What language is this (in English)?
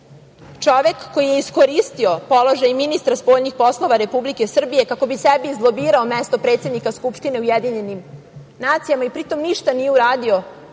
Serbian